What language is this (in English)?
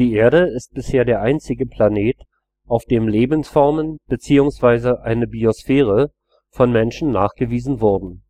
German